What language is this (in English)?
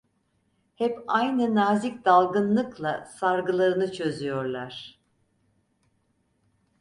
Turkish